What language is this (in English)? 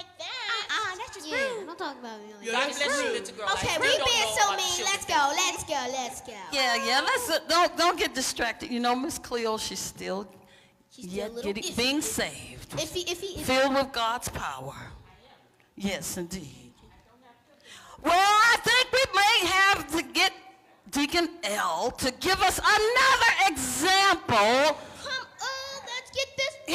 English